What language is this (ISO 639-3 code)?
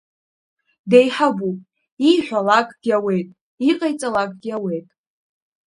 abk